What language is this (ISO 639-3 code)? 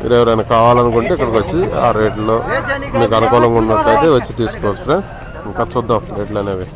tel